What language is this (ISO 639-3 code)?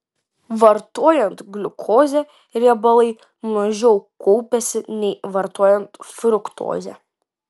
lit